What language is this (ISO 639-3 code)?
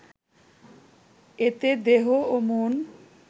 ben